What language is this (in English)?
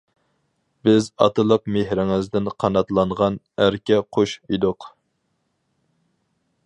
Uyghur